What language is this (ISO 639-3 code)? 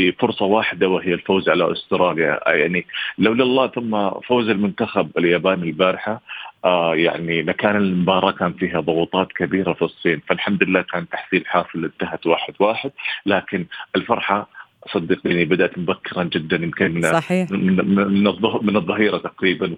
ara